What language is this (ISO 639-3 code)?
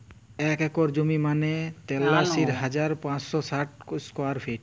ben